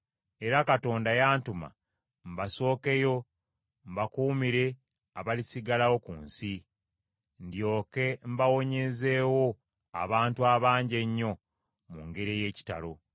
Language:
Ganda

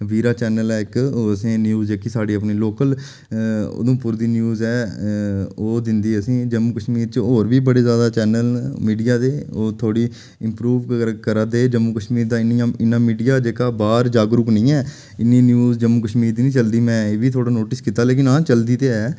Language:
Dogri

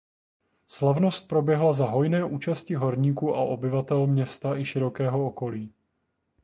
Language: Czech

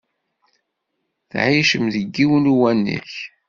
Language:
Kabyle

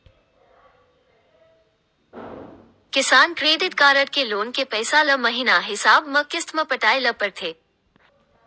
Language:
Chhattisgarhi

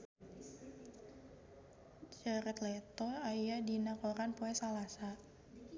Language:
Sundanese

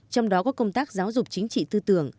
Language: Vietnamese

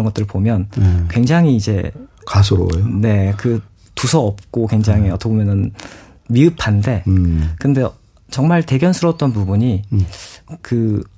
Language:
Korean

